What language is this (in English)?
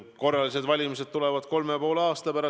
Estonian